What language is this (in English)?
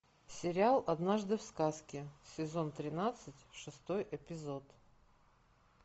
Russian